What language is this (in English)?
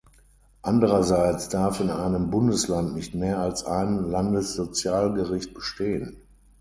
German